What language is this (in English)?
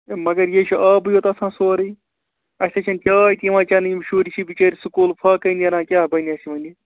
Kashmiri